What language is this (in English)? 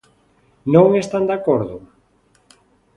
Galician